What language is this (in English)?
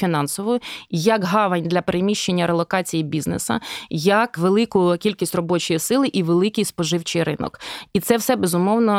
Ukrainian